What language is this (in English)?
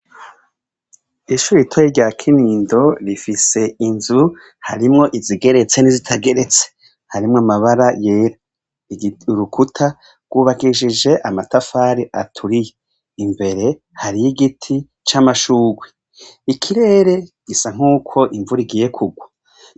Rundi